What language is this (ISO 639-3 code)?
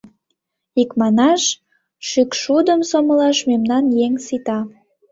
chm